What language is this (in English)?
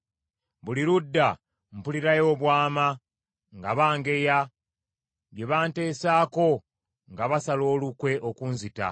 Ganda